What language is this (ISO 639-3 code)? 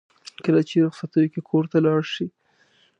pus